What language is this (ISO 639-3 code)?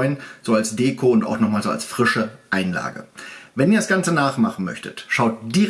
deu